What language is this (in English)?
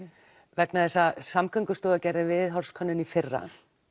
Icelandic